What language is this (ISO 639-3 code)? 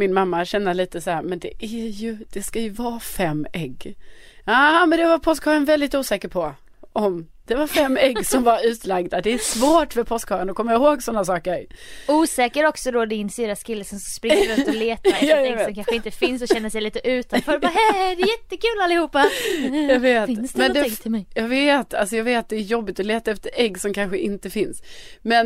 swe